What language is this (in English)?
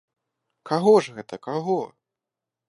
Belarusian